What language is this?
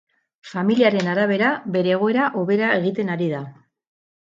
Basque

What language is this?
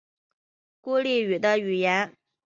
Chinese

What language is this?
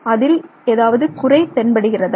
Tamil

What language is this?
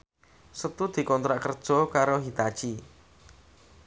Javanese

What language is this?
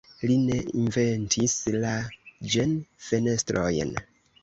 Esperanto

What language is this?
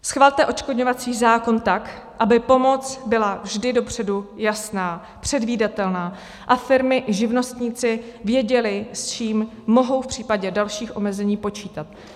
Czech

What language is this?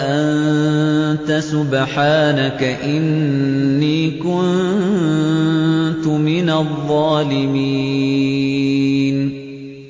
Arabic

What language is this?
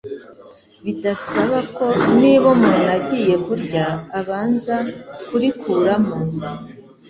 Kinyarwanda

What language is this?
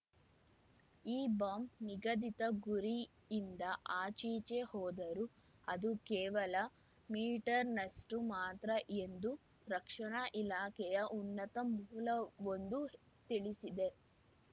Kannada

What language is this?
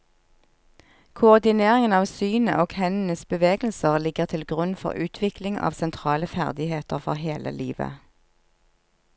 Norwegian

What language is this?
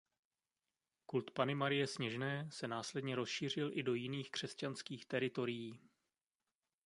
Czech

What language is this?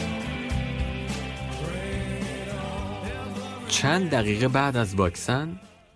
Persian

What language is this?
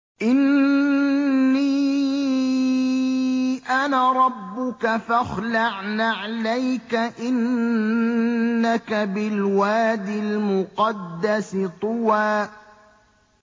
Arabic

